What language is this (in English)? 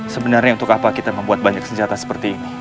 Indonesian